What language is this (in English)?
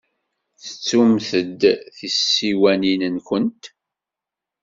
Kabyle